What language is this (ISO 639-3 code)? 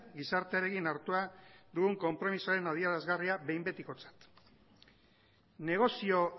eus